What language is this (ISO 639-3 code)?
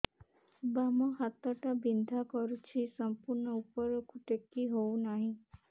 ori